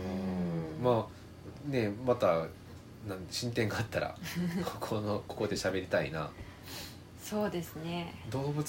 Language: Japanese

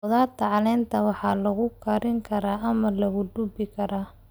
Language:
Somali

